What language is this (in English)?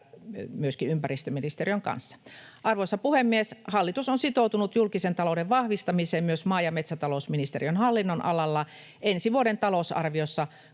Finnish